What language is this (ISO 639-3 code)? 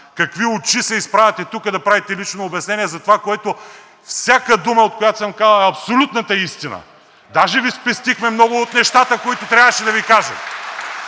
bul